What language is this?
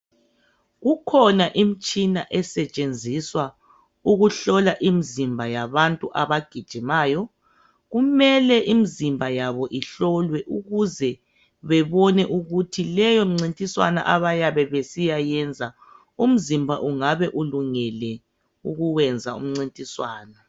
North Ndebele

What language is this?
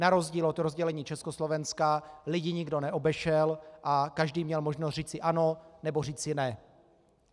Czech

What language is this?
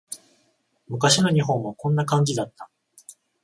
Japanese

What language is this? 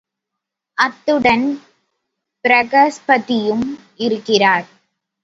Tamil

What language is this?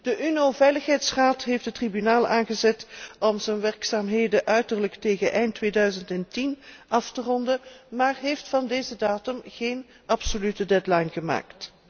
Dutch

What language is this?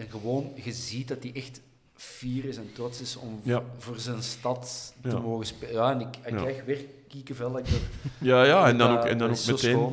Dutch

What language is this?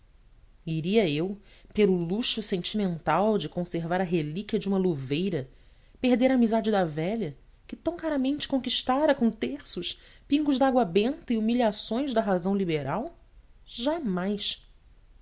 Portuguese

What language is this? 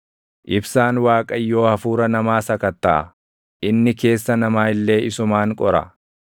Oromo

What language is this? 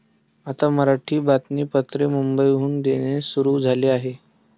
Marathi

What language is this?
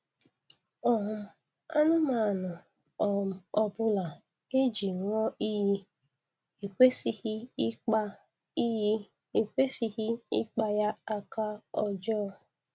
Igbo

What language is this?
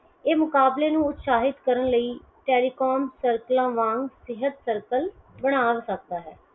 Punjabi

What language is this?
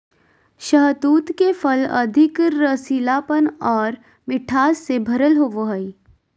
Magahi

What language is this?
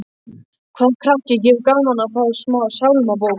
Icelandic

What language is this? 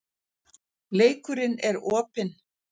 Icelandic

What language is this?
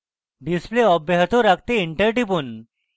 Bangla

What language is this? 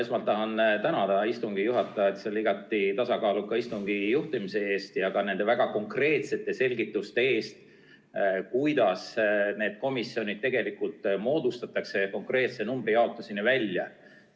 Estonian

